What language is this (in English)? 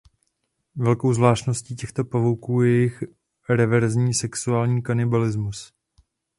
Czech